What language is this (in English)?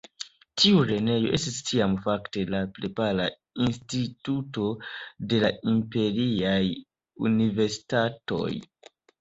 Esperanto